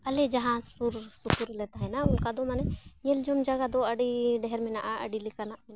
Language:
Santali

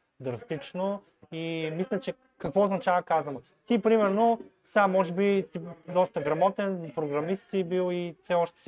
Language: Bulgarian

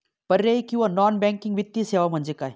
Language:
Marathi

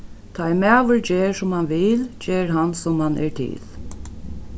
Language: Faroese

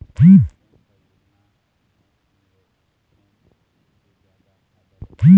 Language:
Chhattisgarhi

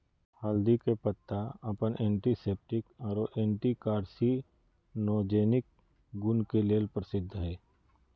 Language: Magahi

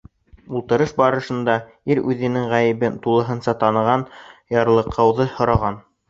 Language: Bashkir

